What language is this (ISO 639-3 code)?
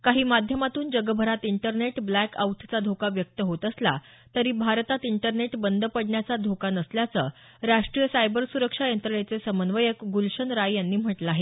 mar